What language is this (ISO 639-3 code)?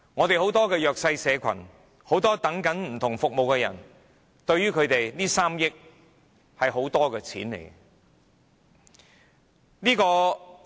yue